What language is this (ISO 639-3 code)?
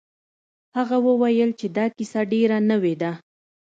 pus